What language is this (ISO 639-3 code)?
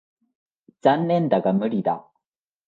jpn